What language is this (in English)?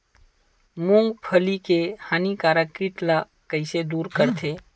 Chhattisgarhi